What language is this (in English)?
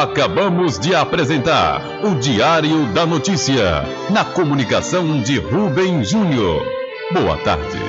Portuguese